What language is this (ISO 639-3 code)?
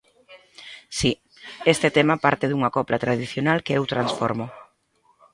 glg